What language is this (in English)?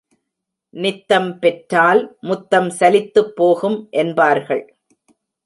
Tamil